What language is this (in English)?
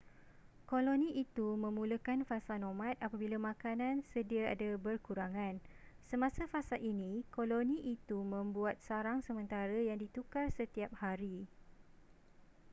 Malay